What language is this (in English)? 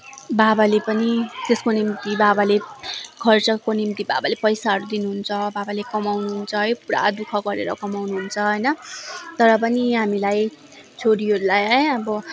Nepali